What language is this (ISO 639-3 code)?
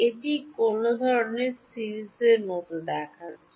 ben